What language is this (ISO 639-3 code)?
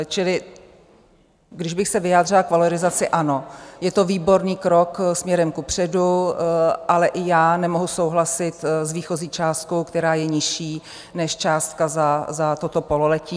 ces